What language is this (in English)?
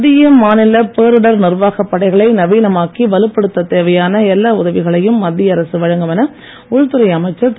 Tamil